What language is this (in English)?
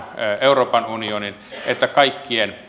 Finnish